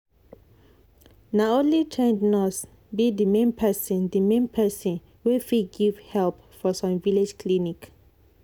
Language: Nigerian Pidgin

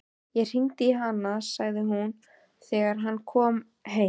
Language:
Icelandic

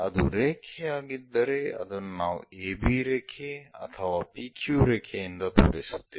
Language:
Kannada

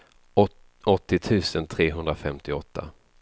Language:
Swedish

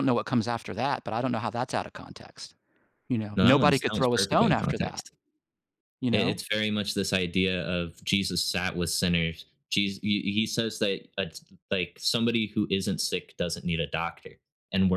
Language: English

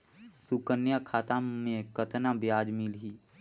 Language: Chhattisgarhi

